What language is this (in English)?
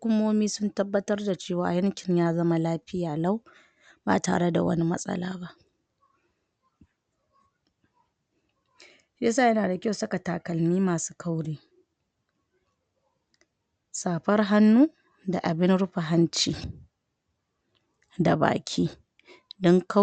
Hausa